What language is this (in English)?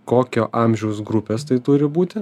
Lithuanian